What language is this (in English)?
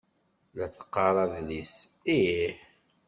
Kabyle